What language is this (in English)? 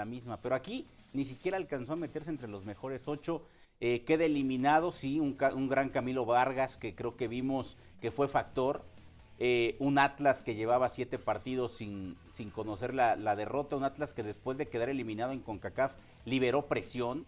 Spanish